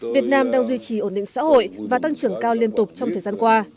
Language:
Vietnamese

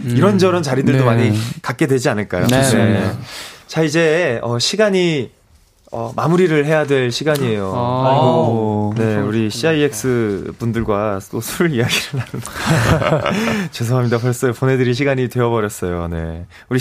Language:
Korean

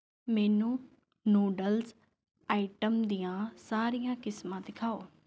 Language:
Punjabi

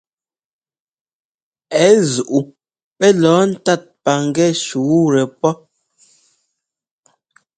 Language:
Ngomba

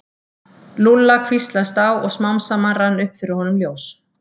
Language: Icelandic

